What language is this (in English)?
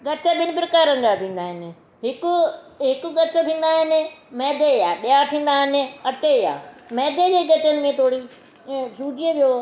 Sindhi